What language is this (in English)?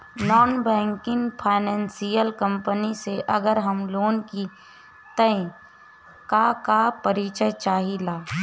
Bhojpuri